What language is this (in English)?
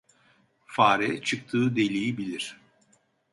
Turkish